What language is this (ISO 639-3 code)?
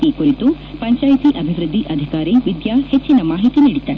kan